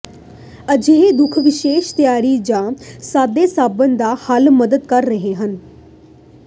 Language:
Punjabi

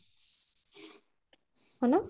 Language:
Odia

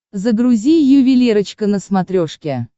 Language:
Russian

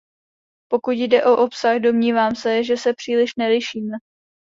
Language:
Czech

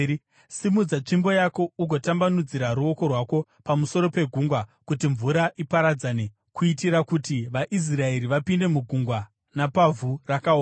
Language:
Shona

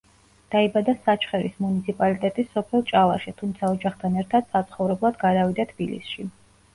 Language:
Georgian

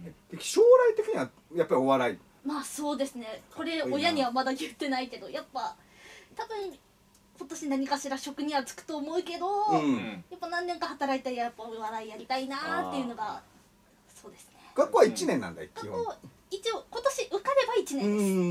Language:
Japanese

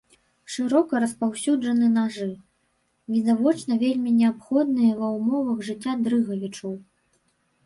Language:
Belarusian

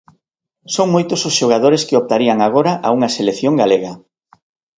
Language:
Galician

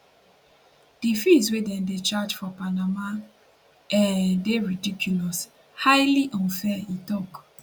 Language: Nigerian Pidgin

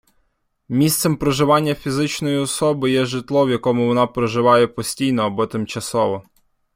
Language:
Ukrainian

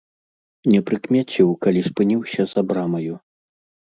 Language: Belarusian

